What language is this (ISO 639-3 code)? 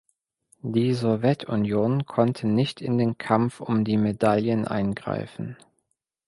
deu